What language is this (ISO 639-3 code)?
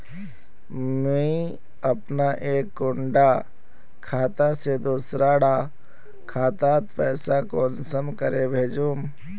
mag